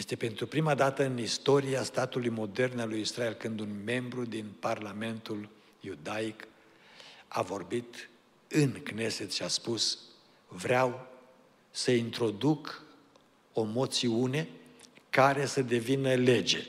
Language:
Romanian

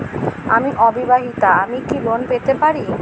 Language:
Bangla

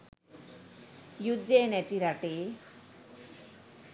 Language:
Sinhala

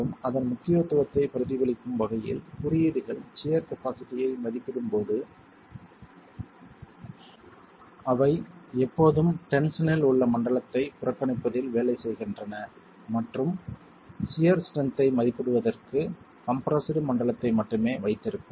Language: Tamil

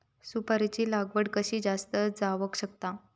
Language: Marathi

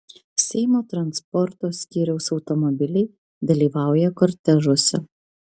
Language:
Lithuanian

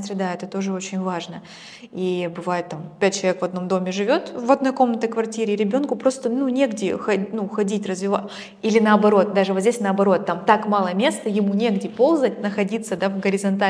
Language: Russian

